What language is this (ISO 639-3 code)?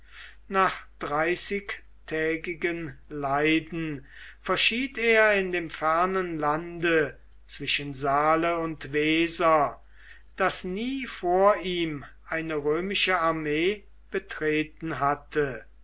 deu